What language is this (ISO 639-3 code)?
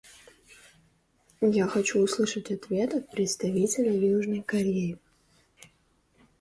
rus